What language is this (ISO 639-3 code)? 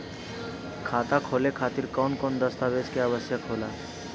bho